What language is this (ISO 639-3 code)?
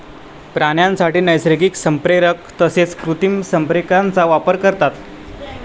mar